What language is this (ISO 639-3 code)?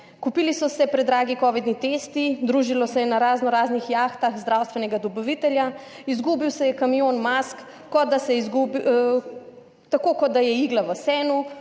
slv